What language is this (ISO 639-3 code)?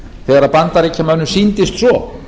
isl